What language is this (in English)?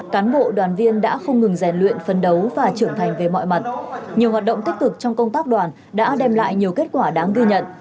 Vietnamese